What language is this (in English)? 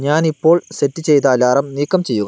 Malayalam